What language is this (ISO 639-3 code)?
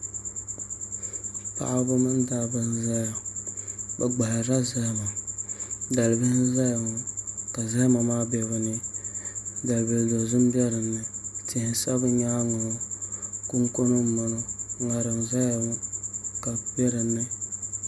dag